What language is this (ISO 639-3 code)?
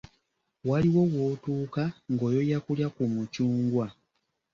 lug